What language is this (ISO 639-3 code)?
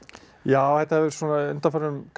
isl